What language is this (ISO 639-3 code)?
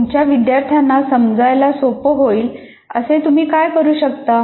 mar